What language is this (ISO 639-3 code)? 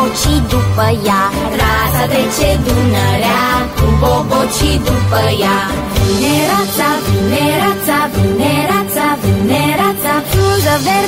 ron